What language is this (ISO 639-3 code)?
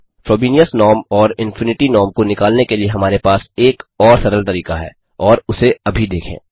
hin